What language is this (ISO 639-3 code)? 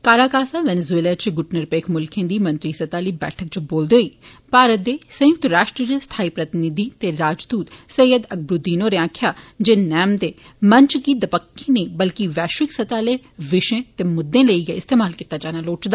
doi